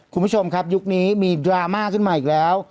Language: Thai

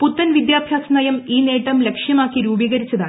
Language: Malayalam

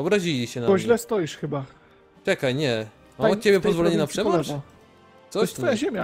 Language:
Polish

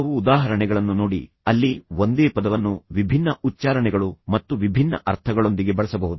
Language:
Kannada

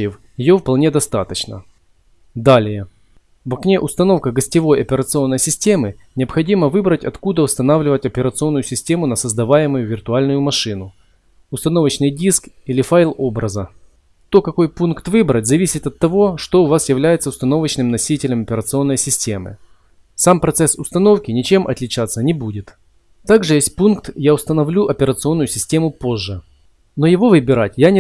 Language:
Russian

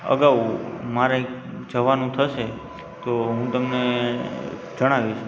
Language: Gujarati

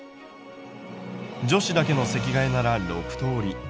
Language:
Japanese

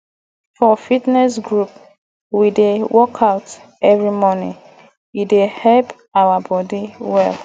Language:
Nigerian Pidgin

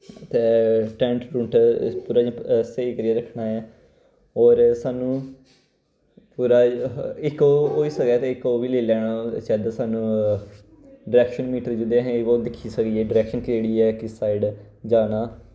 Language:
Dogri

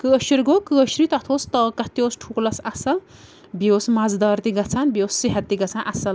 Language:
Kashmiri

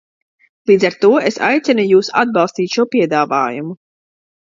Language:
Latvian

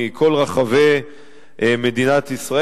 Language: Hebrew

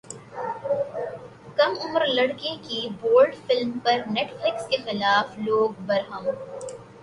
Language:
Urdu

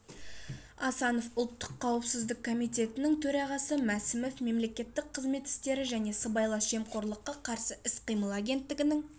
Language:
Kazakh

